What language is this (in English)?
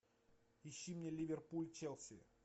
Russian